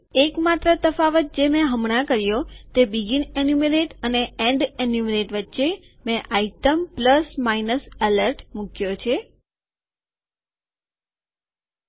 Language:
Gujarati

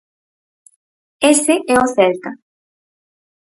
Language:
Galician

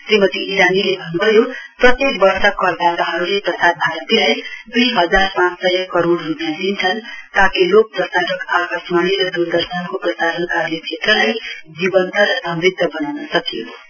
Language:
Nepali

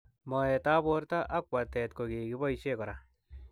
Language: Kalenjin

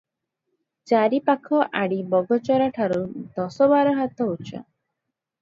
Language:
Odia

